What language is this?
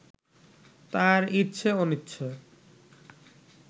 Bangla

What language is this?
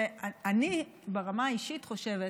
Hebrew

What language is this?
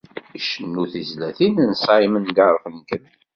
Kabyle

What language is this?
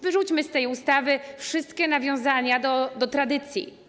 Polish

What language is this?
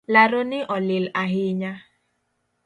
Luo (Kenya and Tanzania)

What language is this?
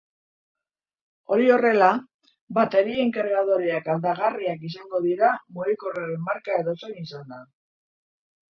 Basque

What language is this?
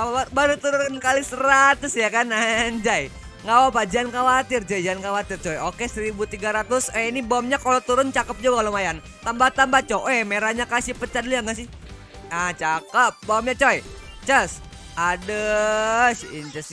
Indonesian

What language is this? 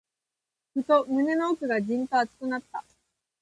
Japanese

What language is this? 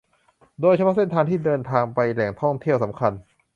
Thai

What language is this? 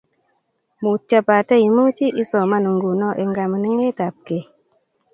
Kalenjin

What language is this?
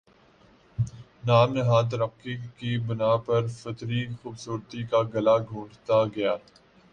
Urdu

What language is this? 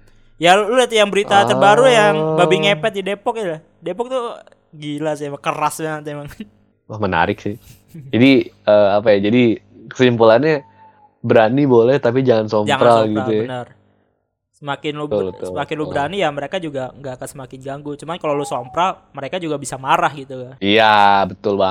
Indonesian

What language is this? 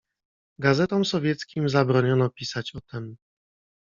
Polish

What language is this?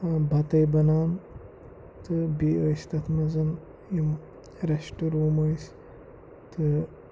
Kashmiri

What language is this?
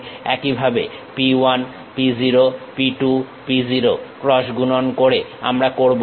Bangla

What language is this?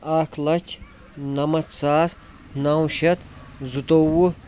Kashmiri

